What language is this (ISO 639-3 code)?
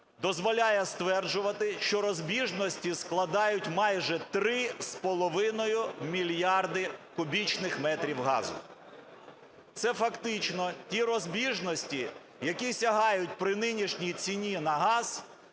ukr